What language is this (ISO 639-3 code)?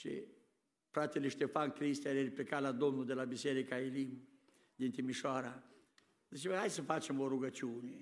ron